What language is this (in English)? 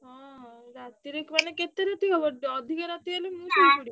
Odia